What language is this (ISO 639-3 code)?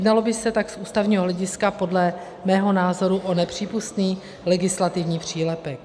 ces